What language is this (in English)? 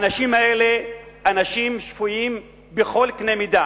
Hebrew